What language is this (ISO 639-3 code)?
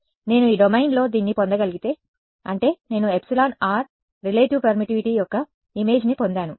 tel